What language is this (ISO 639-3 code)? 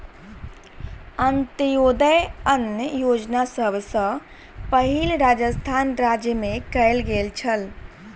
mai